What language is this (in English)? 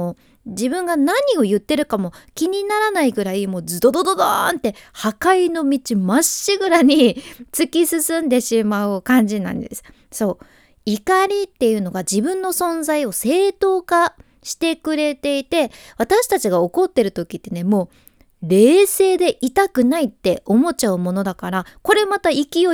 Japanese